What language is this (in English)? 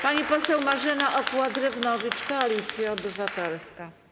Polish